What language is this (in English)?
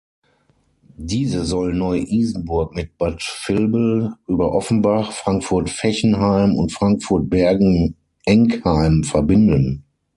German